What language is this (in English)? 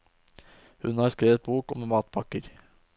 Norwegian